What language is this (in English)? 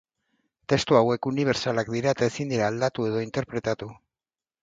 Basque